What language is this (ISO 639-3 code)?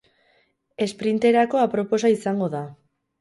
eus